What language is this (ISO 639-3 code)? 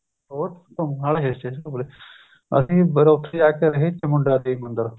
pan